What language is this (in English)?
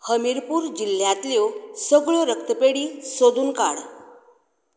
Konkani